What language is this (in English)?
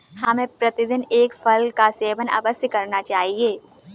Hindi